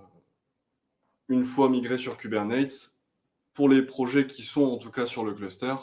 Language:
French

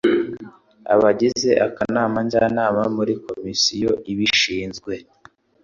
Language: Kinyarwanda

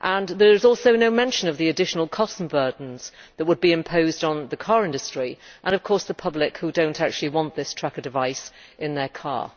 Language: English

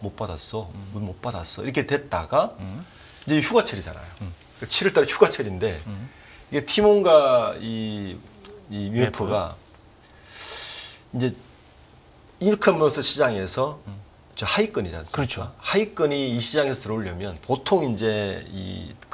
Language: Korean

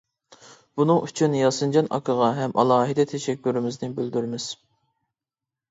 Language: Uyghur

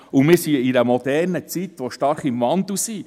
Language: Swiss German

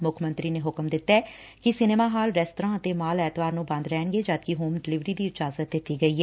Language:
Punjabi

